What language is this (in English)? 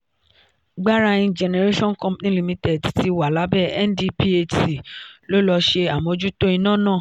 Yoruba